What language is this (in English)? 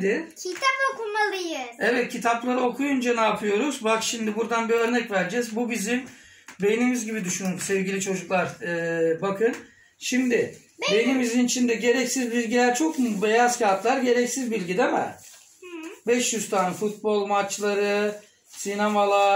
Turkish